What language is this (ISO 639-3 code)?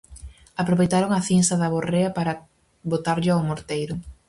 glg